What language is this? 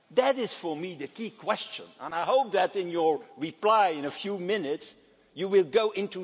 English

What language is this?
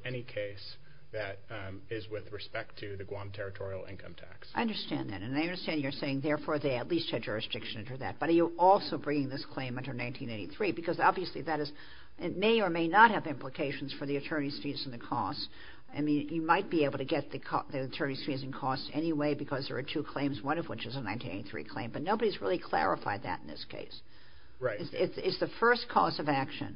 English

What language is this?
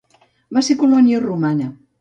Catalan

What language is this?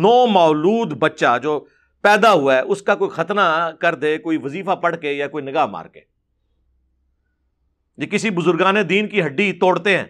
Urdu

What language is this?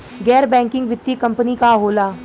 Bhojpuri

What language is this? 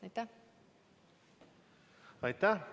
Estonian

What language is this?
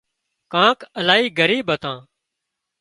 Wadiyara Koli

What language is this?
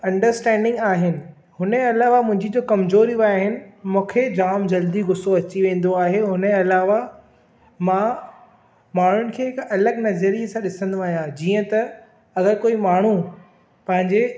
Sindhi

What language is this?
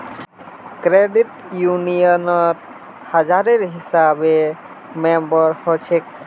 Magahi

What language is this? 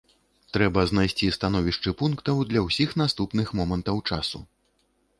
Belarusian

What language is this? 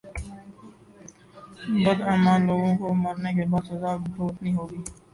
Urdu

